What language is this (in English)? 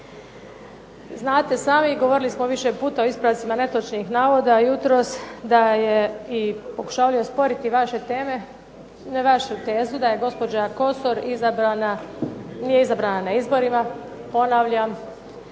Croatian